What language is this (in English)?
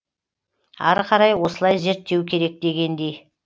Kazakh